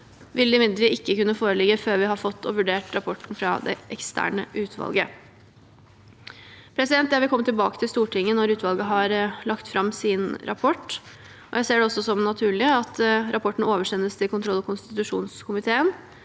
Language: Norwegian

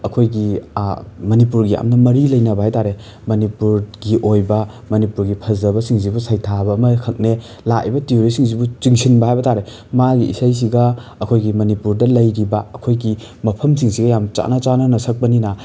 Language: Manipuri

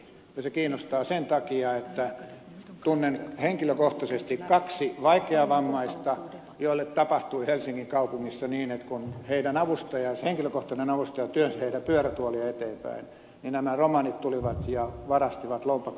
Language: Finnish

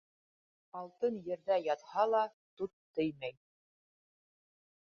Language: Bashkir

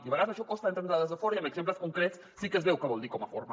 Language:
Catalan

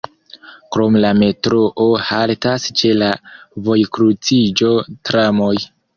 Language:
Esperanto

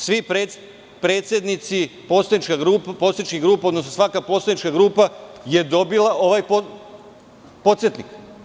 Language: Serbian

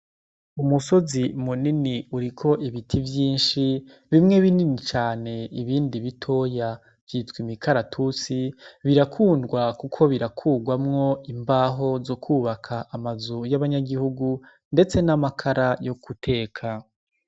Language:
Rundi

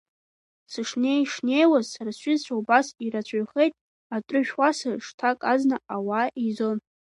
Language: Abkhazian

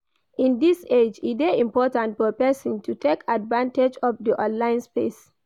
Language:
Nigerian Pidgin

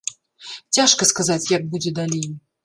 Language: Belarusian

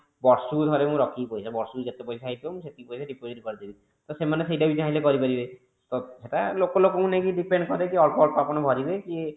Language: Odia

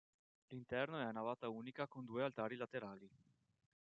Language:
Italian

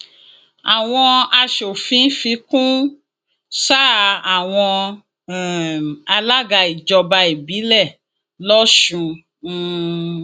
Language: Yoruba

